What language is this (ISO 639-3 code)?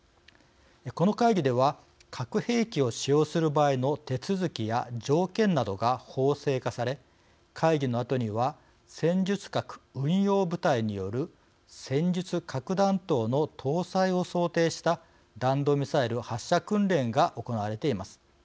jpn